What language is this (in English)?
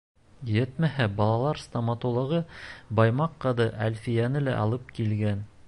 Bashkir